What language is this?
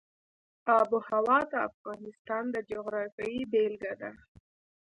Pashto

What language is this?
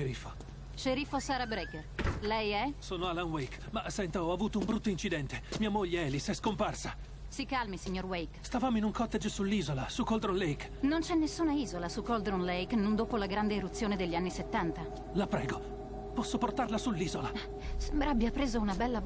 Italian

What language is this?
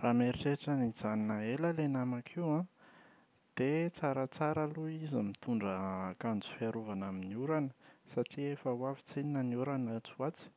Malagasy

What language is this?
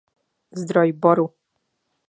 Czech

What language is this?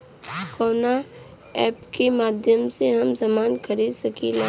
Bhojpuri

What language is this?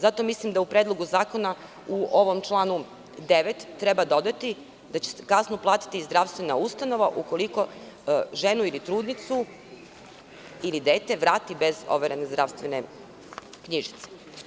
Serbian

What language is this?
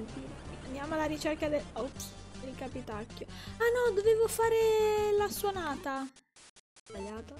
Italian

